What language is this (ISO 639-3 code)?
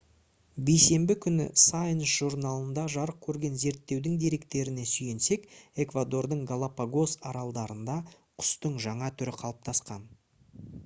kaz